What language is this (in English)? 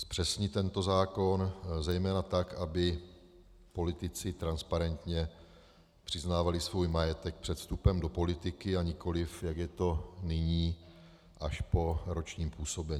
Czech